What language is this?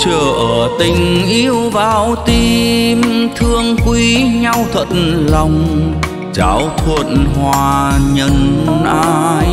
Vietnamese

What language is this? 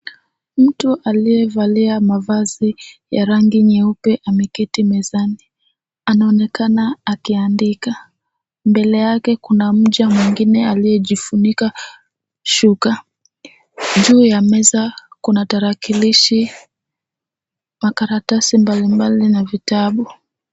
Swahili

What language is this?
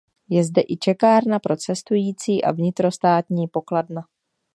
Czech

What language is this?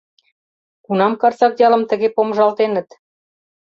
Mari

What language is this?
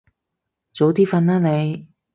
Cantonese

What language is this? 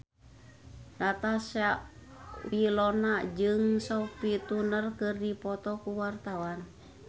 Sundanese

